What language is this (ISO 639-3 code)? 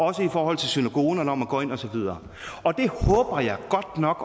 dan